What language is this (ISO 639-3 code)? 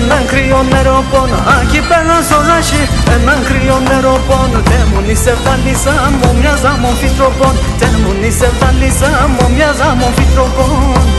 ell